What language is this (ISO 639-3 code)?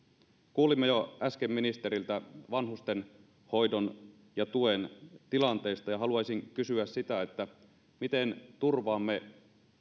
fin